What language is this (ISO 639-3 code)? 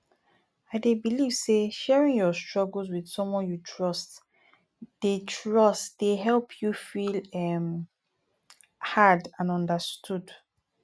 pcm